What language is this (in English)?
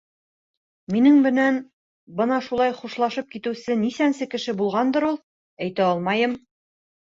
Bashkir